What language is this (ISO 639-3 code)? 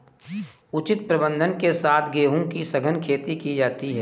hin